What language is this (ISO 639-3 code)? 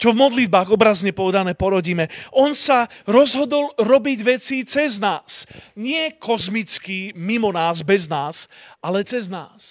slk